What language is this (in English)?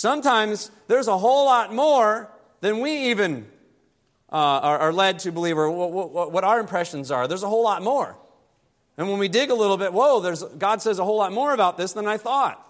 English